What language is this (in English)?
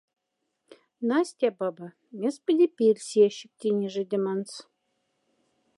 Moksha